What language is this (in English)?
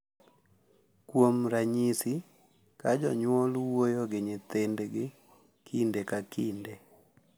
Luo (Kenya and Tanzania)